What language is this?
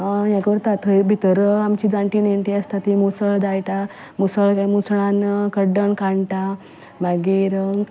Konkani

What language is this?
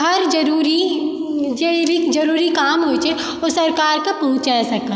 Maithili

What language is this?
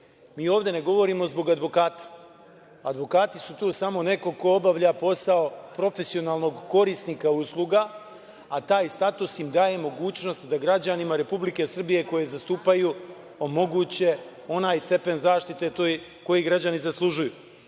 Serbian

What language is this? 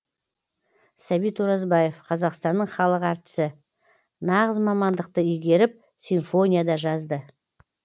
Kazakh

